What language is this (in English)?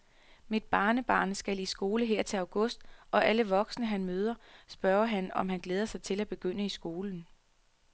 Danish